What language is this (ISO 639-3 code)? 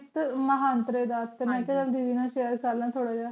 pan